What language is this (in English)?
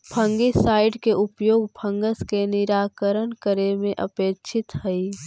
Magahi